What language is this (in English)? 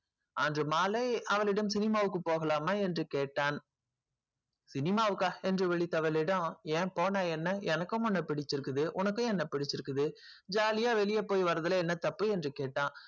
Tamil